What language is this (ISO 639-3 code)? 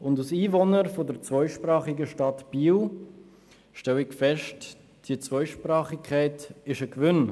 gsw